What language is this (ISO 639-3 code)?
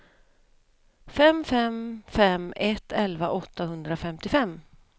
swe